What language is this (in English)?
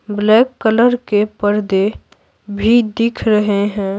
Hindi